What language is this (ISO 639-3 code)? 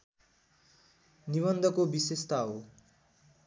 nep